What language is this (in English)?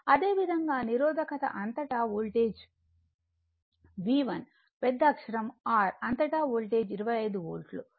Telugu